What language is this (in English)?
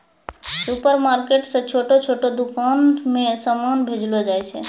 Maithili